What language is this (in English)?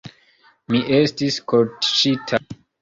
Esperanto